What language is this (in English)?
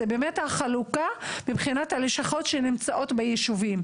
Hebrew